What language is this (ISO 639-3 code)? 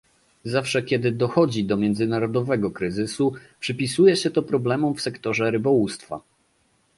pol